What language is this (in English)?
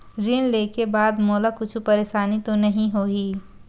Chhattisgarhi